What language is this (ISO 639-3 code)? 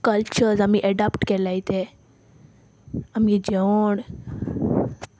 kok